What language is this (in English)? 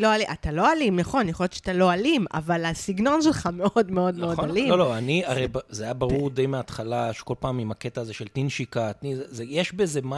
Hebrew